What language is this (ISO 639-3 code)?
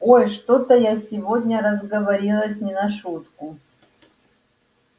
rus